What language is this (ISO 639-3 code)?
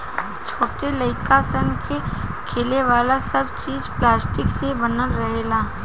bho